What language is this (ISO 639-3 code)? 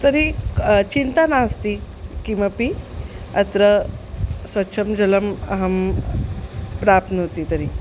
san